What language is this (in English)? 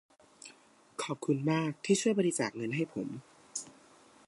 Thai